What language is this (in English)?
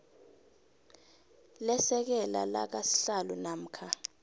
South Ndebele